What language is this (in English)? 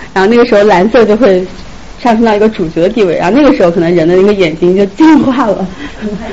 Chinese